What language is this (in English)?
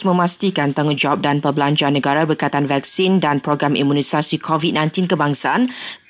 Malay